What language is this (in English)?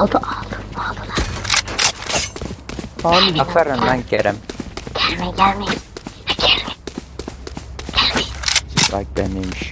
Turkish